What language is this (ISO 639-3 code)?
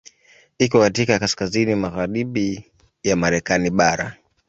swa